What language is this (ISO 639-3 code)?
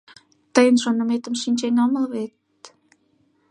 chm